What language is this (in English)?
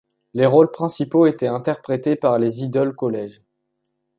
French